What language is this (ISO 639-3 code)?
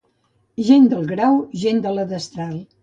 cat